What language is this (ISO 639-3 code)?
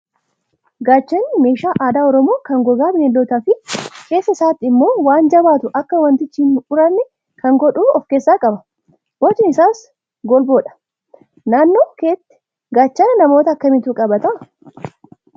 orm